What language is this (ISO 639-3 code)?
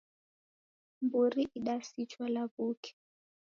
dav